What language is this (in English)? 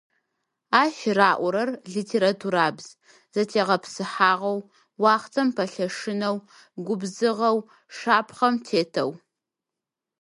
Adyghe